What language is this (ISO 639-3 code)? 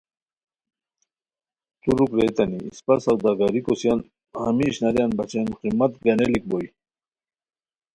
khw